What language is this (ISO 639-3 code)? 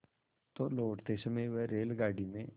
hin